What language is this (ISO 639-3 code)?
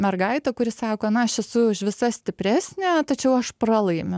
lit